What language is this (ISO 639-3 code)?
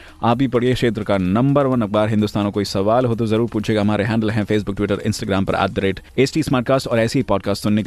hin